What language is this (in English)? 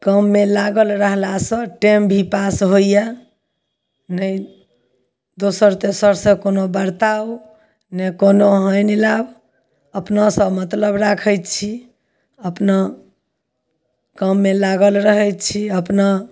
Maithili